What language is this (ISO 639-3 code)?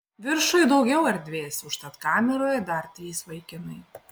lit